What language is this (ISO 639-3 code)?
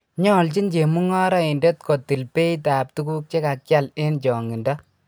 kln